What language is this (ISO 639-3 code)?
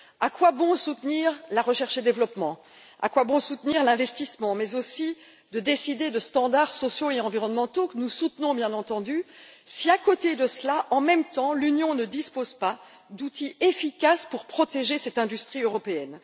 fra